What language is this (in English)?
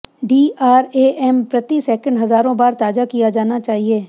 Hindi